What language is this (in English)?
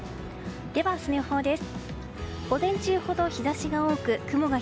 Japanese